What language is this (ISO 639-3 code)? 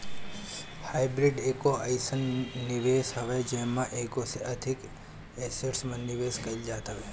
bho